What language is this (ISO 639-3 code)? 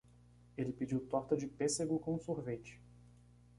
por